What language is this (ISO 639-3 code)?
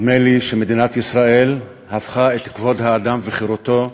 heb